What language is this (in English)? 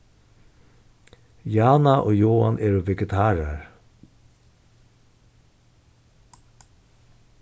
Faroese